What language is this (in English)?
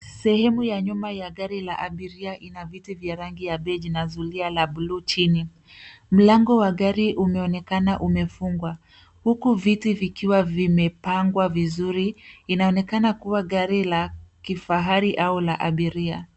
Swahili